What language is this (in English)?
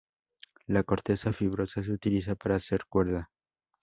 Spanish